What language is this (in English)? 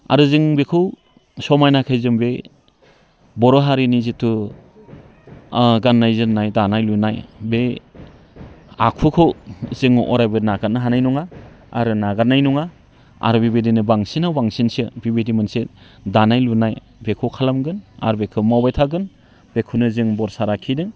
Bodo